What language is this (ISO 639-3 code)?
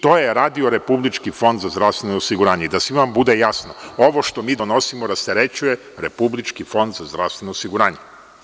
srp